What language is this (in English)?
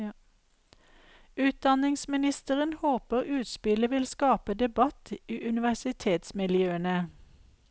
Norwegian